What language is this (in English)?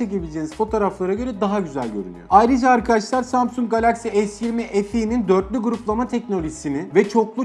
Turkish